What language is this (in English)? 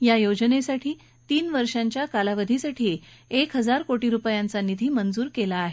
Marathi